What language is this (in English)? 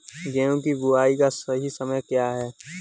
Hindi